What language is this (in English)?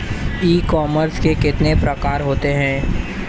Hindi